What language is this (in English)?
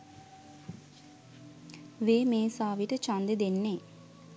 Sinhala